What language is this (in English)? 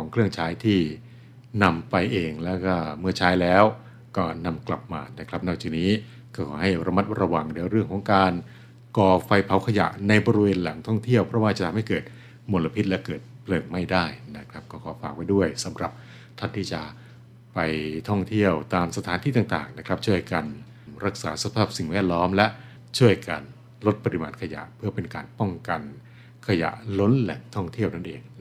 Thai